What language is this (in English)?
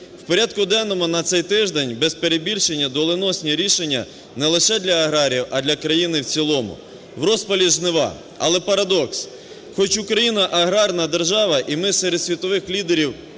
Ukrainian